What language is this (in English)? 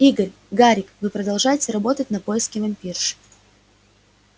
Russian